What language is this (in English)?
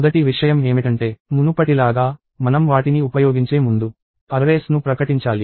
Telugu